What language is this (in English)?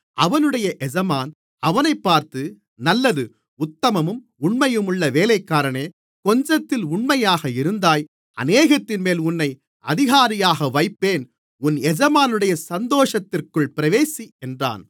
Tamil